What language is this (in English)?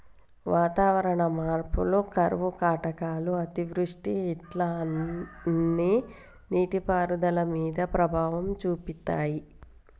Telugu